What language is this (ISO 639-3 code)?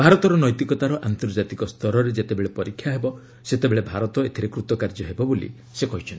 ori